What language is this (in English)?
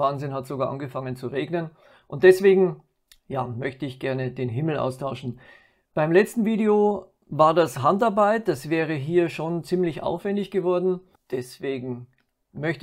German